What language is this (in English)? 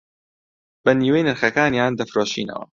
Central Kurdish